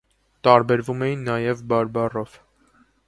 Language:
Armenian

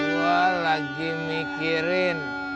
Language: Indonesian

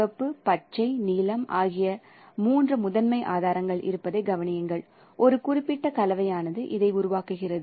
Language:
Tamil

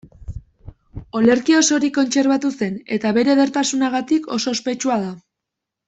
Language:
Basque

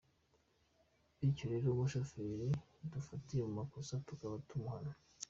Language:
Kinyarwanda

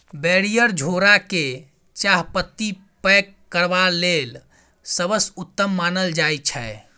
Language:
Maithili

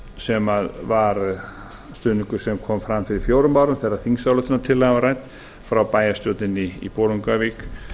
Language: Icelandic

